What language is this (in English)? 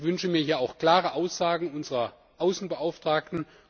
German